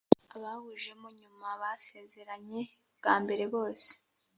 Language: Kinyarwanda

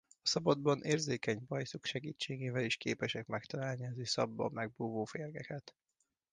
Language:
Hungarian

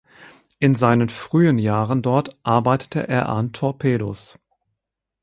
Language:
German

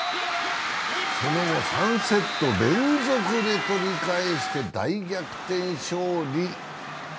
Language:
Japanese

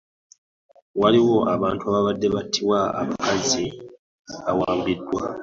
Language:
Ganda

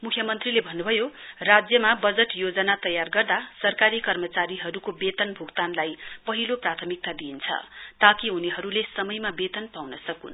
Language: Nepali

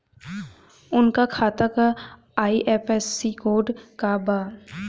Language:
Bhojpuri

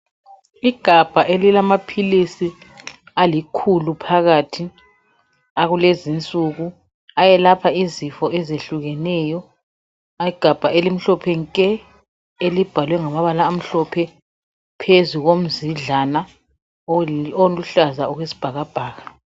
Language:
North Ndebele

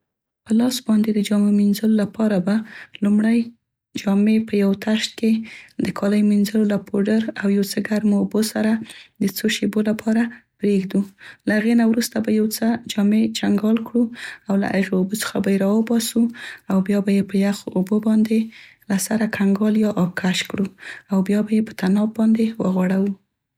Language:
Central Pashto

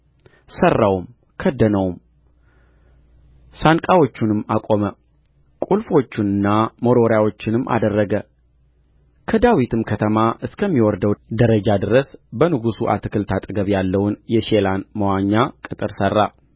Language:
Amharic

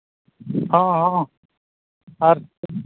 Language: Santali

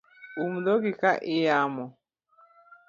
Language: Luo (Kenya and Tanzania)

